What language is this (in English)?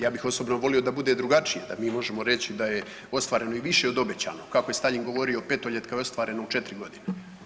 Croatian